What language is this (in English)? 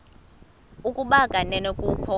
Xhosa